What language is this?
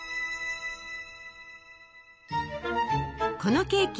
Japanese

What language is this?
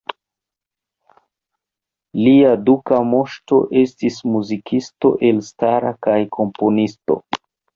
Esperanto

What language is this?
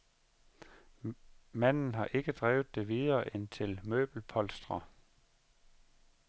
Danish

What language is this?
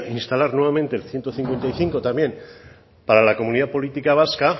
Spanish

